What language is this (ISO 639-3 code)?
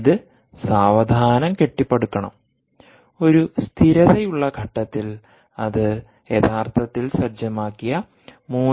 mal